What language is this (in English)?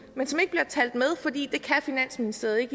Danish